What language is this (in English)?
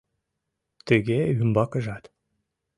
Mari